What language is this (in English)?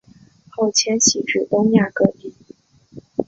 Chinese